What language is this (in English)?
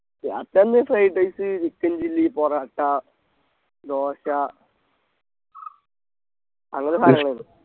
Malayalam